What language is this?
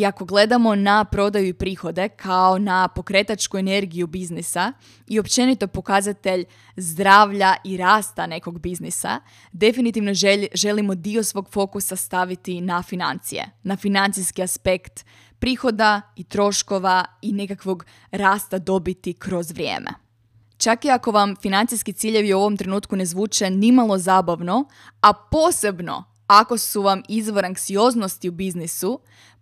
Croatian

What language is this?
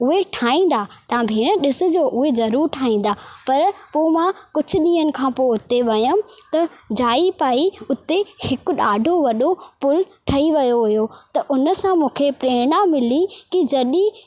Sindhi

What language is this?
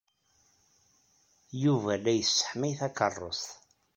Kabyle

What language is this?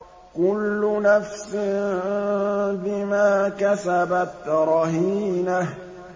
Arabic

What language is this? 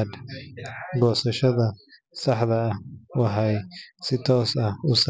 Somali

